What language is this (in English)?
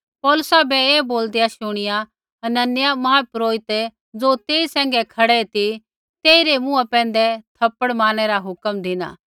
Kullu Pahari